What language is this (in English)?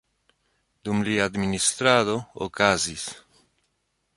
Esperanto